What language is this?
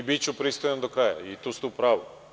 Serbian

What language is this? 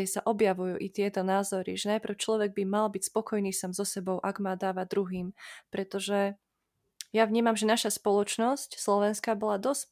Slovak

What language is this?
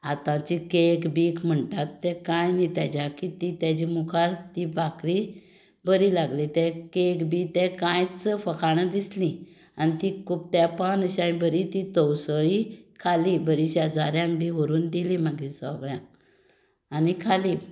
Konkani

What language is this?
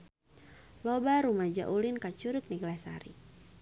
Sundanese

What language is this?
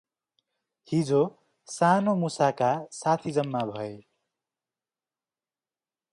Nepali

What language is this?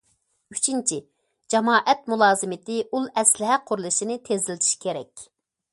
Uyghur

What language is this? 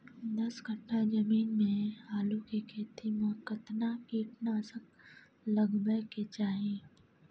Maithili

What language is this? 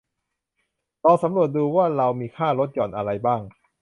Thai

